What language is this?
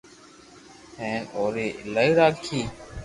Loarki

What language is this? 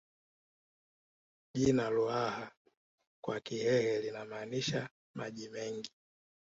Swahili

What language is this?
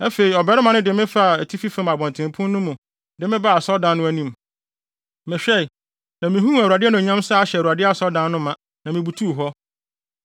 Akan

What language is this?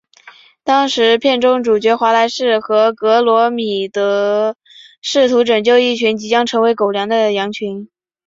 Chinese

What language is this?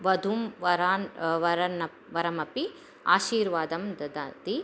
Sanskrit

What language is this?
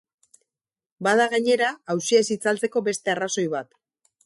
Basque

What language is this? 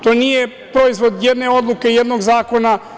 Serbian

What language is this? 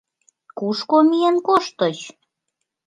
Mari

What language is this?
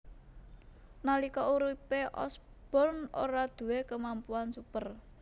Javanese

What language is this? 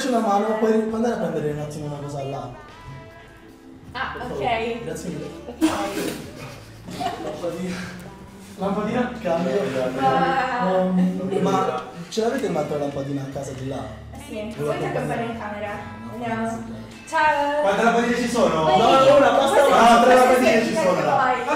Italian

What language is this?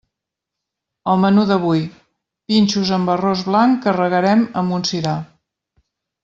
Catalan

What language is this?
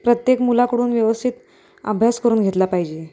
Marathi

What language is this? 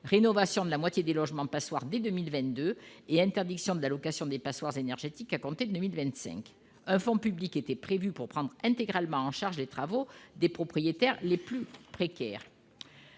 French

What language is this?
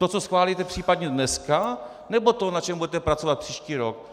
Czech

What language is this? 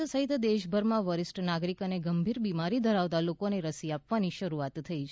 Gujarati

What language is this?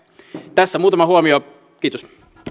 Finnish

